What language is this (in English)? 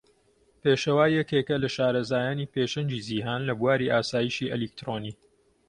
Central Kurdish